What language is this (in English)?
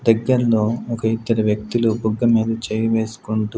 Telugu